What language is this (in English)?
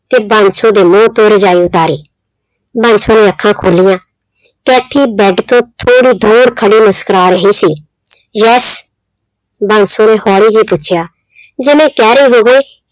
Punjabi